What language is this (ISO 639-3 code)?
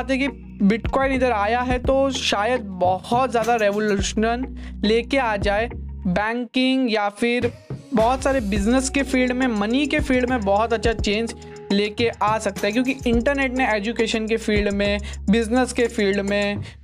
hin